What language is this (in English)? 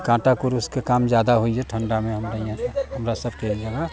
Maithili